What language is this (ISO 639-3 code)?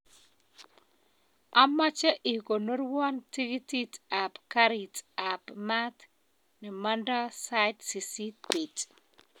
kln